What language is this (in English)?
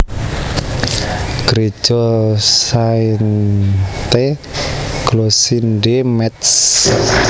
Javanese